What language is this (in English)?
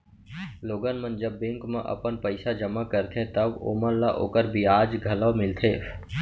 Chhattisgarhi